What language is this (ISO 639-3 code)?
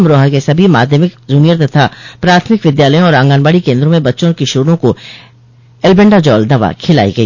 hin